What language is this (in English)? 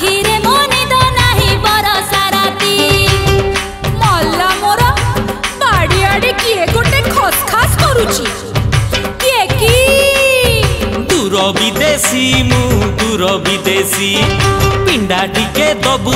Hindi